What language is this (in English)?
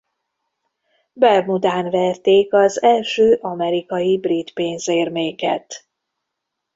Hungarian